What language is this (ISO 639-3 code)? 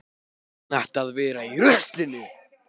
isl